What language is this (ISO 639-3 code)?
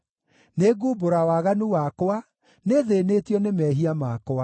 kik